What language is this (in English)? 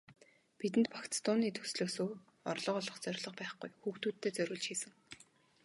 Mongolian